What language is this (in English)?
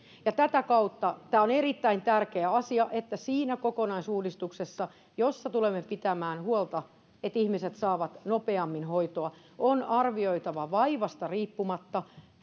Finnish